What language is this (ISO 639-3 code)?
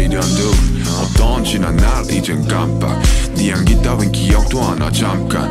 pol